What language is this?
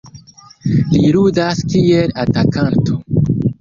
Esperanto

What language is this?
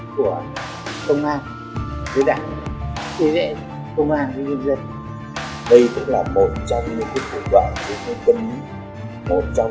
Vietnamese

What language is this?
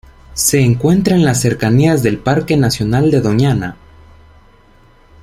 Spanish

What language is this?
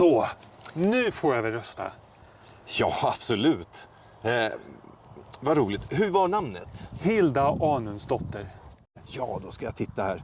Swedish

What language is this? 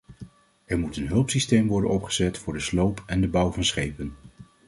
Dutch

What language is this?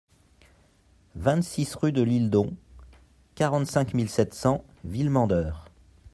French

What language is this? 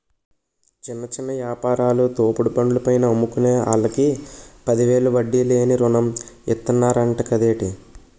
Telugu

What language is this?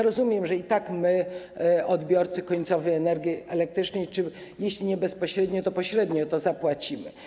Polish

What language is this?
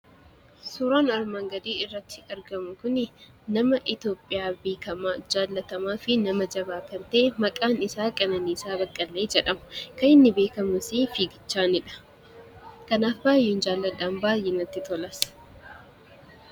Oromo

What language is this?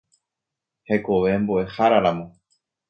Guarani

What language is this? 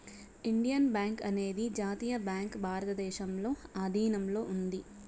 Telugu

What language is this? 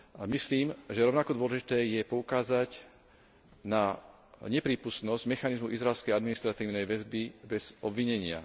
Slovak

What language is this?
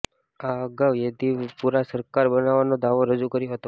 Gujarati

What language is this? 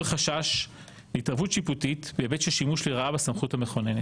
Hebrew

